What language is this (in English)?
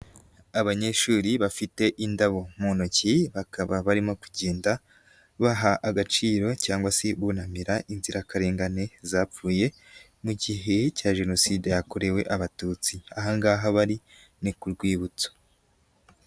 Kinyarwanda